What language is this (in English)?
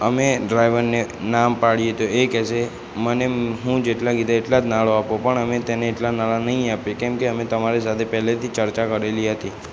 Gujarati